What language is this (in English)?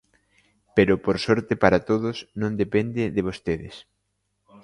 Galician